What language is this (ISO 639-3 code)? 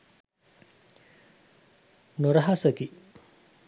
sin